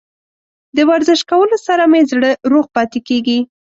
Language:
Pashto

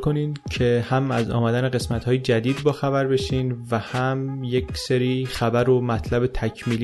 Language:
Persian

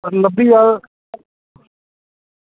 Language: Dogri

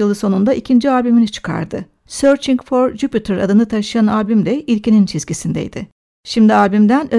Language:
Turkish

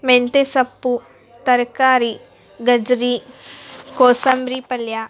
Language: Kannada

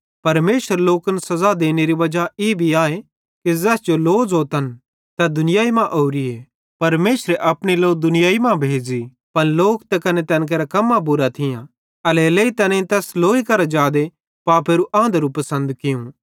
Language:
Bhadrawahi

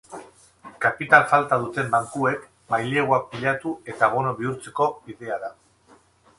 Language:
Basque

